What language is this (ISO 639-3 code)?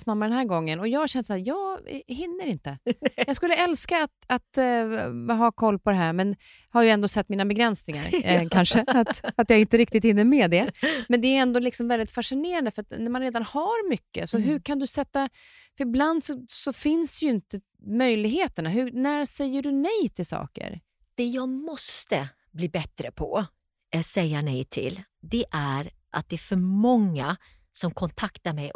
swe